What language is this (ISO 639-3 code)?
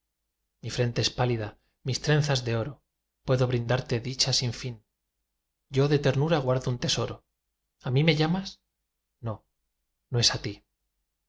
spa